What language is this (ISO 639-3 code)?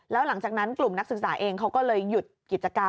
tha